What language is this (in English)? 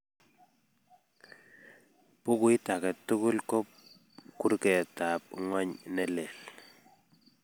Kalenjin